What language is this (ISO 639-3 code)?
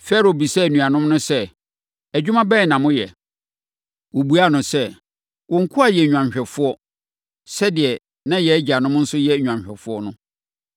aka